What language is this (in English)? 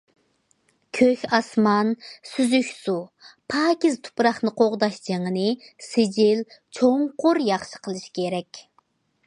Uyghur